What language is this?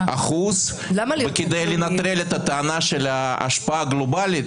Hebrew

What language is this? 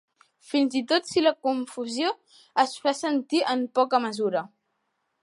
Catalan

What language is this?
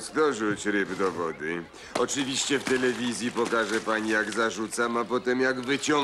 Polish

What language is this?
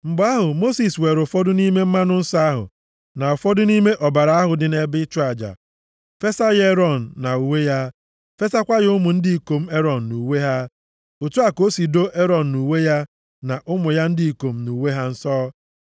Igbo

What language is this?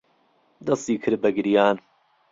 Central Kurdish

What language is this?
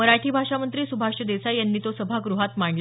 Marathi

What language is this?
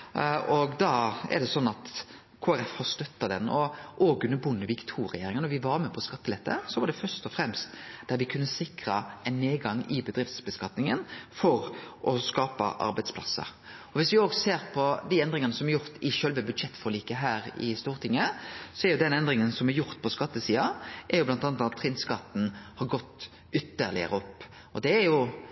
Norwegian Nynorsk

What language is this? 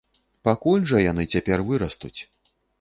Belarusian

